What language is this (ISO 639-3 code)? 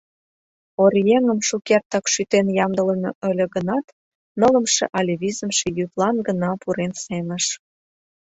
chm